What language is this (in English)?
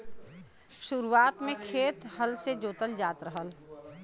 Bhojpuri